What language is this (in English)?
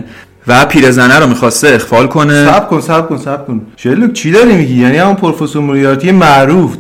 Persian